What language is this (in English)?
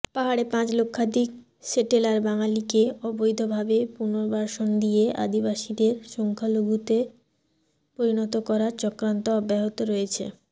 Bangla